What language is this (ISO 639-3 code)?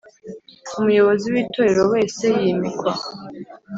kin